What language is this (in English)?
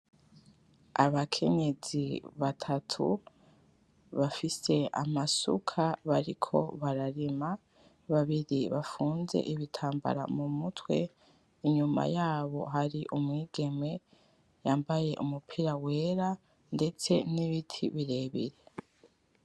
Rundi